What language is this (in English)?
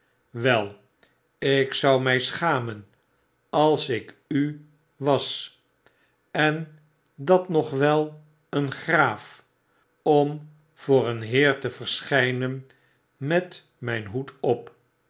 Dutch